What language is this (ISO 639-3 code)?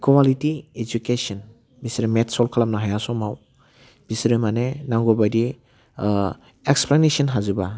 brx